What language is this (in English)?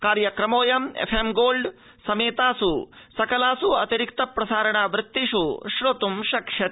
Sanskrit